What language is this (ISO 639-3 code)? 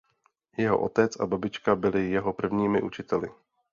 ces